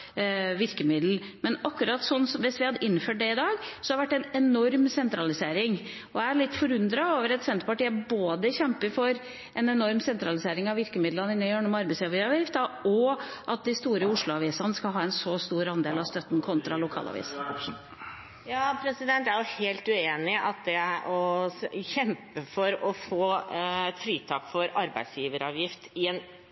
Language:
Norwegian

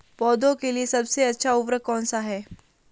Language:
Hindi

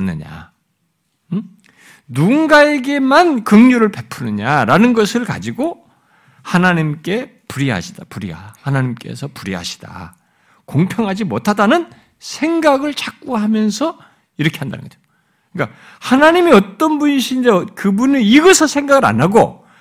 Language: Korean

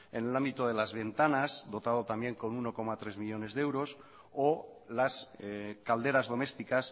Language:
Spanish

